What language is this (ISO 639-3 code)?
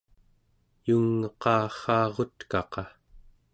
esu